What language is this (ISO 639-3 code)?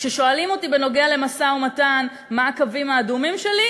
heb